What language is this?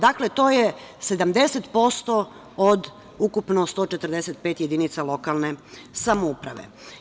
Serbian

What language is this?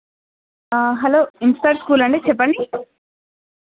Telugu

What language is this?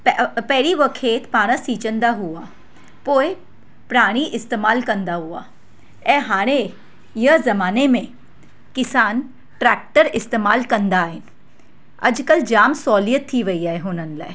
Sindhi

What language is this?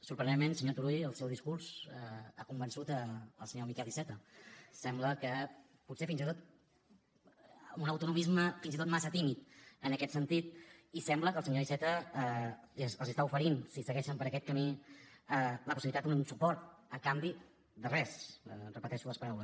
Catalan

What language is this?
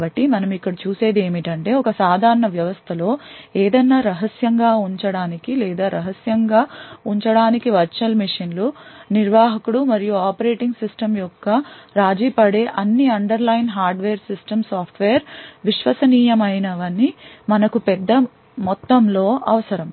Telugu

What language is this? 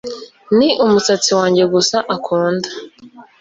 Kinyarwanda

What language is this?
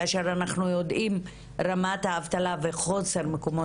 Hebrew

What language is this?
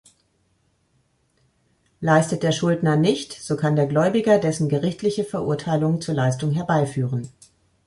German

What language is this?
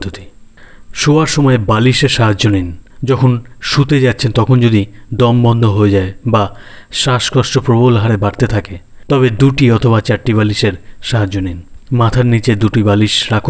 Bangla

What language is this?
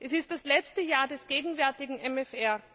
German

